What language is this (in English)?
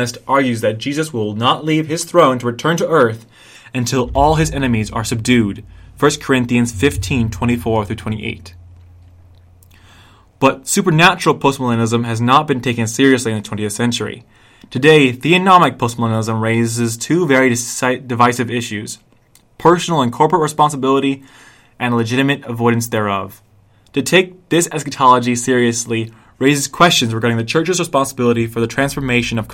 English